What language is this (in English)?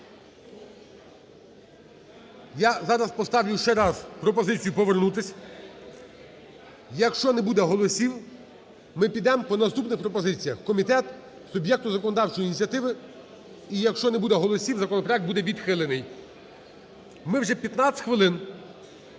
Ukrainian